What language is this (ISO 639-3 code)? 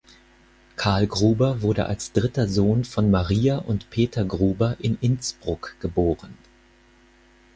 deu